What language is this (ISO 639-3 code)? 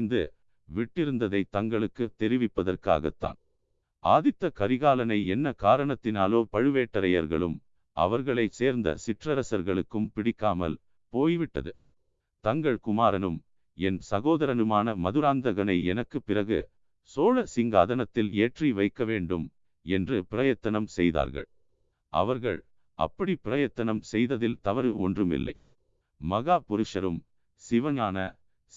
tam